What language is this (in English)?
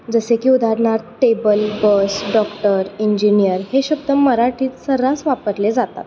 Marathi